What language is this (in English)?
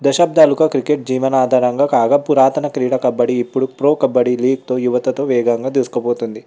Telugu